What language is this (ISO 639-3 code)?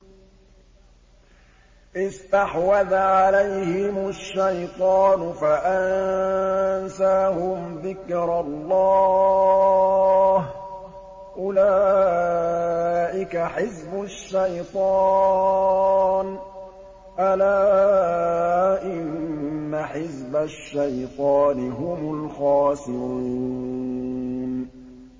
ara